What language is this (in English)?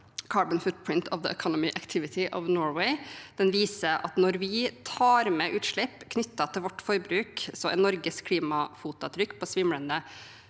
Norwegian